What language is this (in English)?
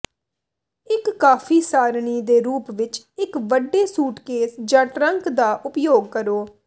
Punjabi